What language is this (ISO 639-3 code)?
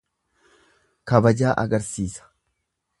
orm